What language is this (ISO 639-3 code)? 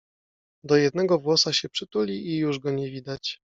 pol